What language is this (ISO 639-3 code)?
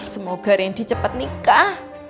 ind